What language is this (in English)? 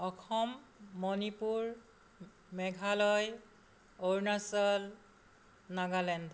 Assamese